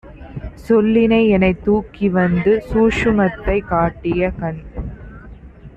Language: Tamil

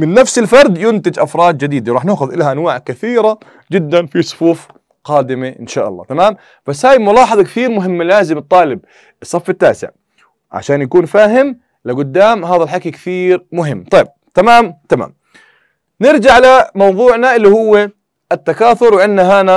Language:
Arabic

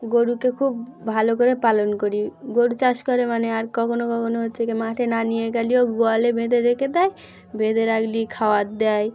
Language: Bangla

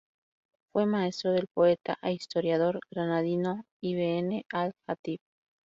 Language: Spanish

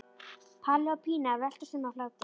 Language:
Icelandic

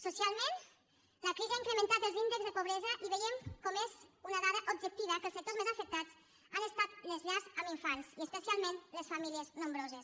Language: Catalan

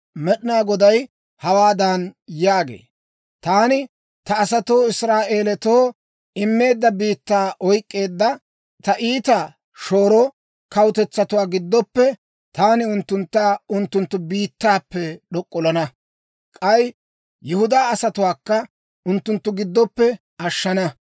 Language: Dawro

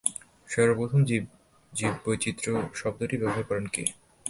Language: Bangla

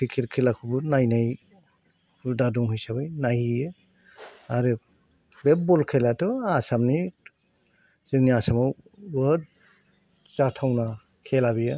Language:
Bodo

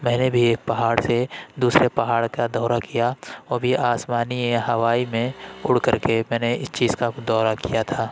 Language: Urdu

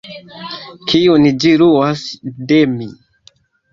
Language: Esperanto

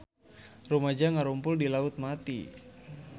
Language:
Sundanese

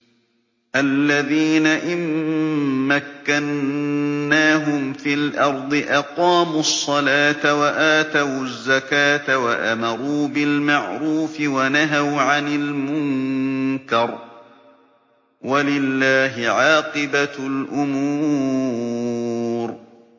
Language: Arabic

